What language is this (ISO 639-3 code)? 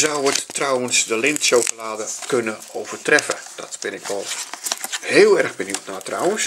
nld